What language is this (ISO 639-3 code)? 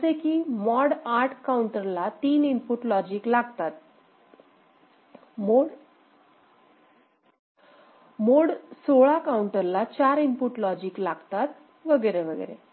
mar